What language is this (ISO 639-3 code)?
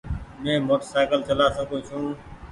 gig